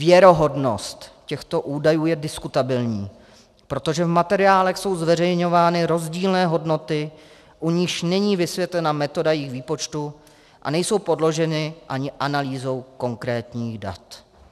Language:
Czech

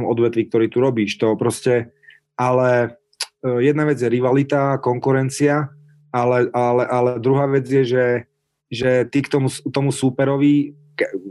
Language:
Slovak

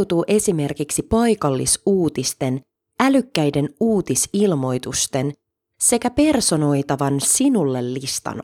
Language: Finnish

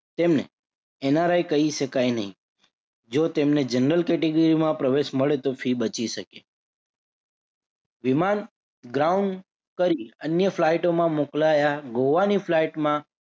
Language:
Gujarati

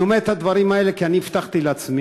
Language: Hebrew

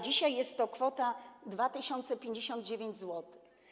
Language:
Polish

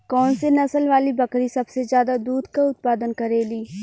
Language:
Bhojpuri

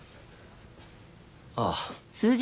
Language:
Japanese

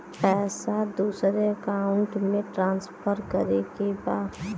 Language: Bhojpuri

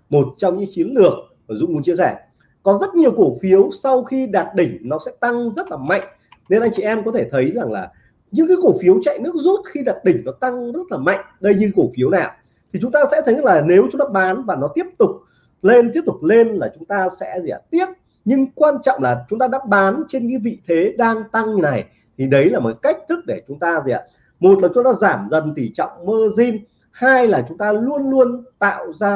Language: Vietnamese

